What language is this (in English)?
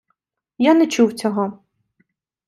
Ukrainian